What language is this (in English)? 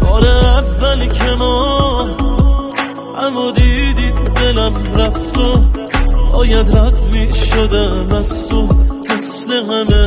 Persian